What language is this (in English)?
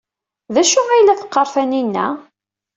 Kabyle